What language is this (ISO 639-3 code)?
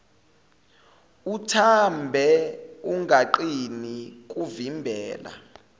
zul